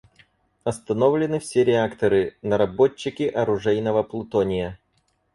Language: Russian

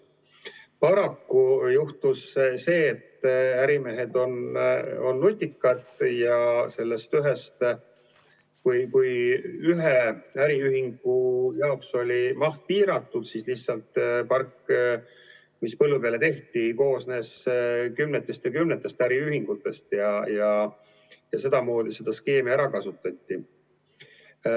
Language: Estonian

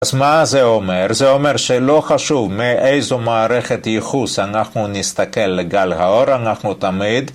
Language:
Hebrew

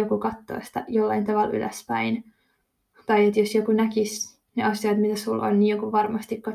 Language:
Finnish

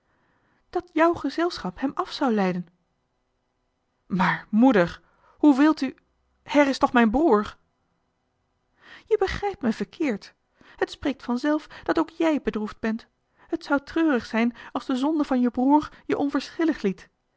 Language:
Dutch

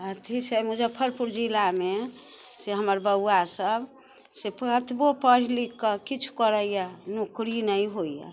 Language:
Maithili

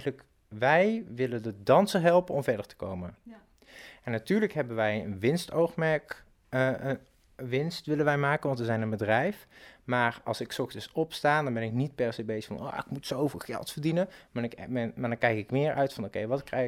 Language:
Dutch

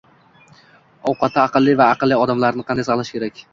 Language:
Uzbek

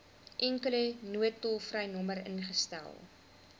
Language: Afrikaans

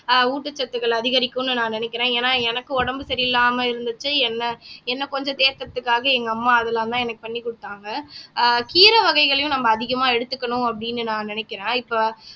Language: Tamil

